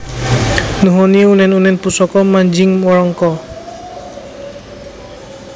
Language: Javanese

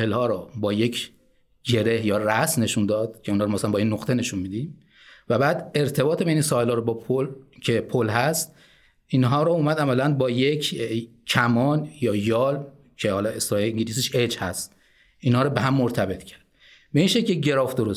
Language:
Persian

